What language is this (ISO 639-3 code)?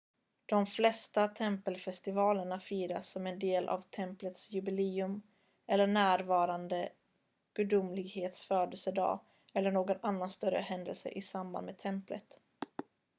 swe